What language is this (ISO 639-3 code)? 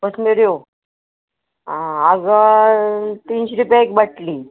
kok